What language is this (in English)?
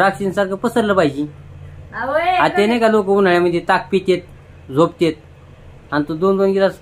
Marathi